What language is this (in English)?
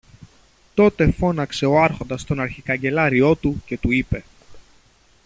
Greek